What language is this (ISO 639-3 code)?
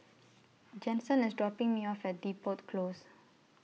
eng